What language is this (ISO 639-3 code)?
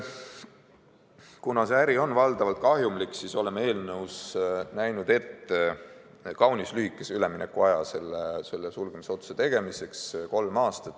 est